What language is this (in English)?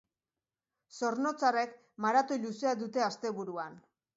Basque